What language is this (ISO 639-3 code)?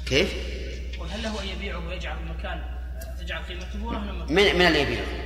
ara